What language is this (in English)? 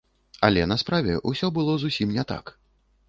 Belarusian